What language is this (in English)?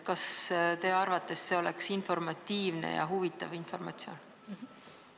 Estonian